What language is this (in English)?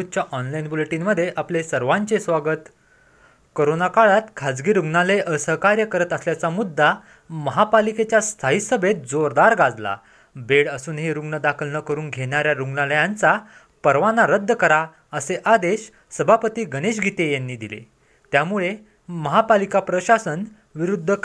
Marathi